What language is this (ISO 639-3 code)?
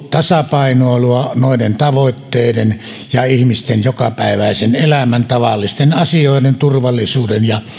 fin